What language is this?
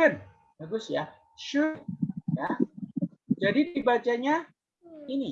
Indonesian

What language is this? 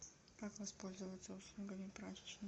Russian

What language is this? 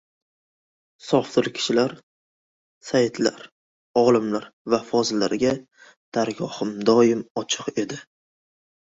Uzbek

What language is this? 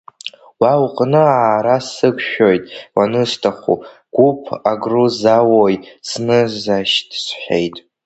Abkhazian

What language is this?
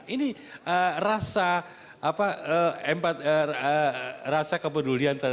Indonesian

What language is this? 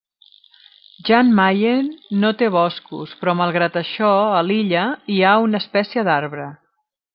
Catalan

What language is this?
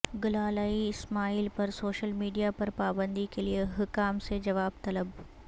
Urdu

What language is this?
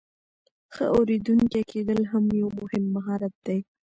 Pashto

